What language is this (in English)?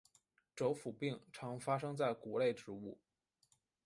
Chinese